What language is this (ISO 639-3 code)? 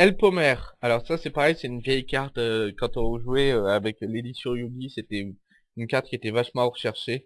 fra